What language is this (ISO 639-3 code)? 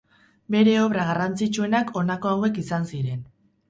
eus